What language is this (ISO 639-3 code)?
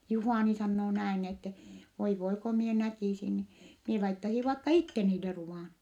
fin